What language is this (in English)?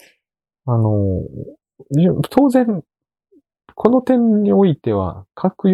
Japanese